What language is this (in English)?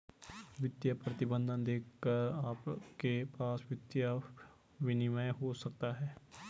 Hindi